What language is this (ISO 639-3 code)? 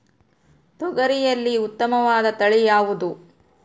kan